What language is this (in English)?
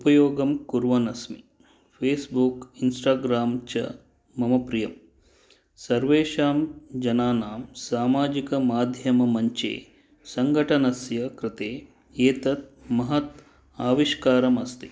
Sanskrit